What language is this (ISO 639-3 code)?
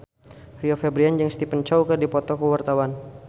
sun